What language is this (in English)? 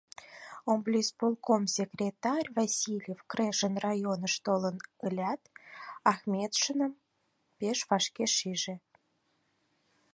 Mari